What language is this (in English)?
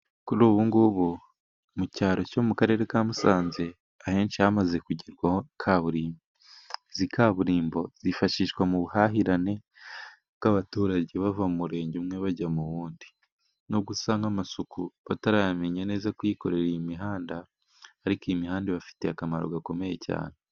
Kinyarwanda